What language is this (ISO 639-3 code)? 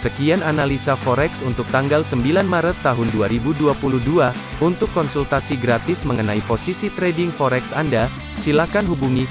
ind